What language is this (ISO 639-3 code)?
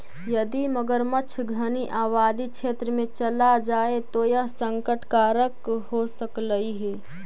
mag